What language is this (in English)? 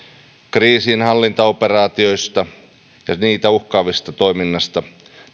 Finnish